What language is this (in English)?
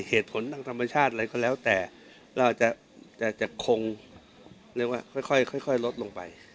Thai